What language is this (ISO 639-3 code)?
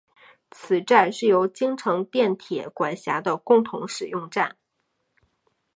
zho